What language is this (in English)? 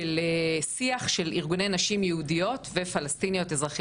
Hebrew